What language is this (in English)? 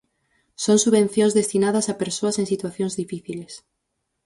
Galician